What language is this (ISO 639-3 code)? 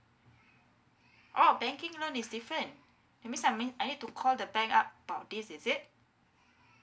eng